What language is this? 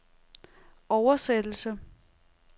Danish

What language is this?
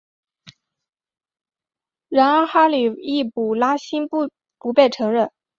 Chinese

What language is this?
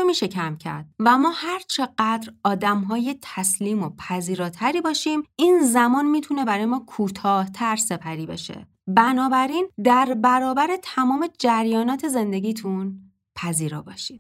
Persian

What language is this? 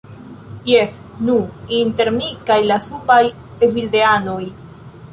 Esperanto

